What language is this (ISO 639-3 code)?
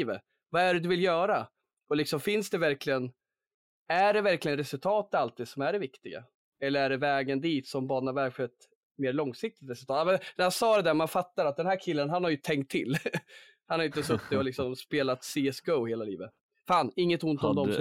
swe